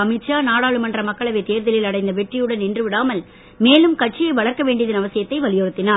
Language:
Tamil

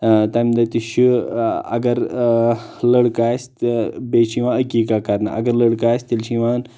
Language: Kashmiri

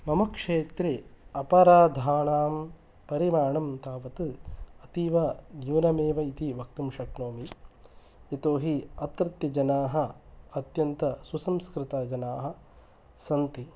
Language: Sanskrit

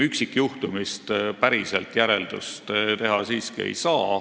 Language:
Estonian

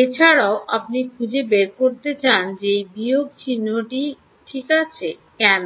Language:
Bangla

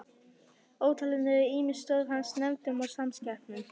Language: Icelandic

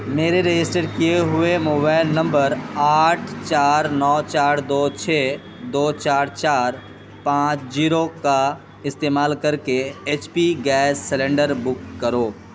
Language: Urdu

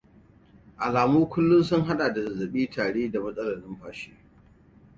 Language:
Hausa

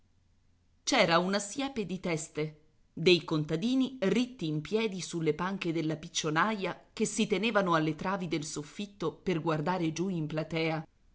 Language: Italian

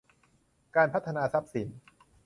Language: Thai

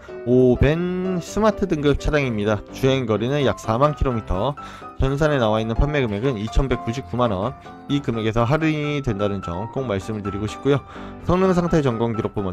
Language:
Korean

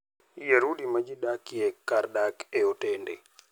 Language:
Luo (Kenya and Tanzania)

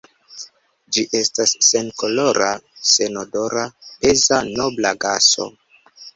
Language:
Esperanto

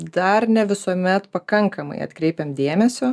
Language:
Lithuanian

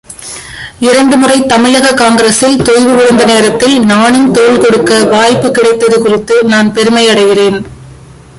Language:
Tamil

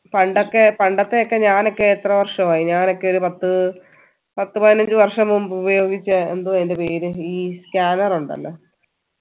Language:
Malayalam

